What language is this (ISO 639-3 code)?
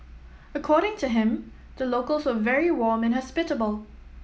eng